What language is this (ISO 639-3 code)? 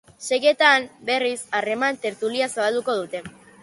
eus